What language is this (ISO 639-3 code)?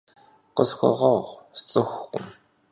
kbd